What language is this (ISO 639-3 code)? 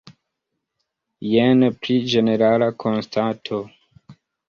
epo